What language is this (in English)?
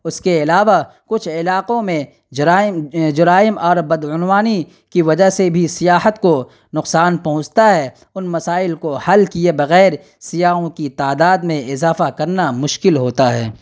Urdu